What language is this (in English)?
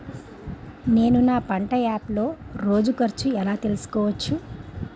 Telugu